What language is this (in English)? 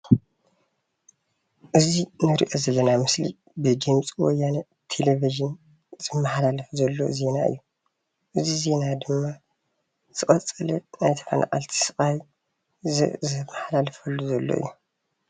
Tigrinya